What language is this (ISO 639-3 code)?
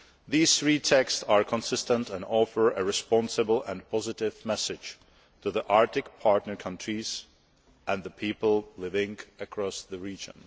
eng